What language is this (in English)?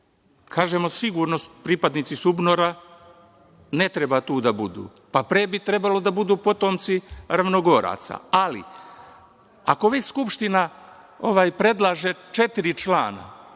Serbian